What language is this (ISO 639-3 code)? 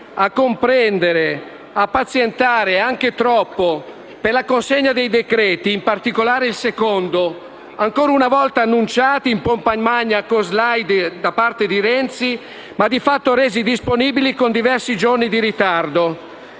ita